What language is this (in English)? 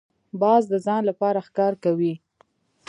Pashto